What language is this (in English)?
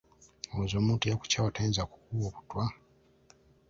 Ganda